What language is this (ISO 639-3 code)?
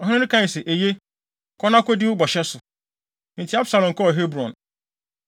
aka